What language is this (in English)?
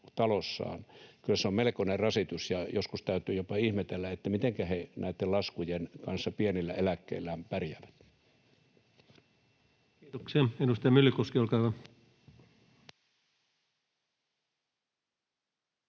Finnish